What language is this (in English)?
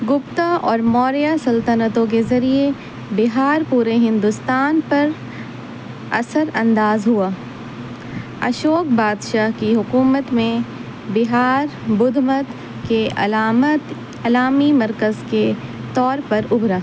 Urdu